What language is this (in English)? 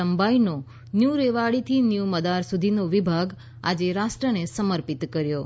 Gujarati